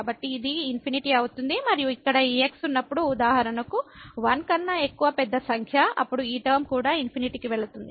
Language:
Telugu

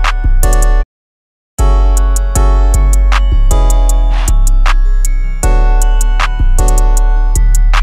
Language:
Korean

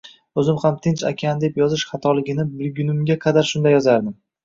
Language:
Uzbek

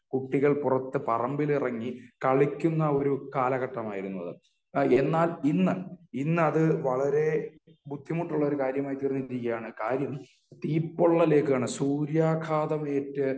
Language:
Malayalam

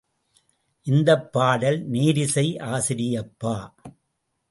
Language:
Tamil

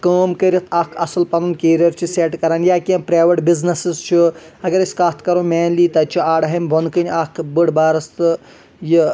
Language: Kashmiri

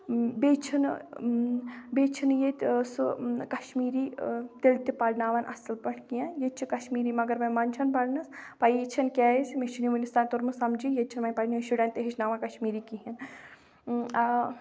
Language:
Kashmiri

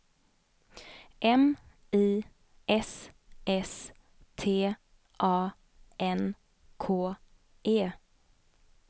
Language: Swedish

